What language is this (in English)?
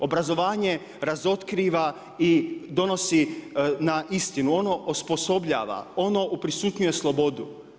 Croatian